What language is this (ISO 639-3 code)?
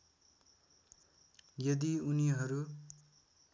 nep